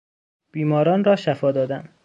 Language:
Persian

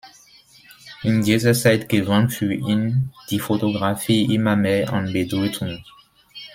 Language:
German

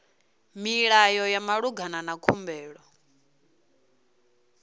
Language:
Venda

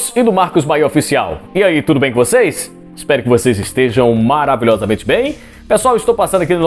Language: Portuguese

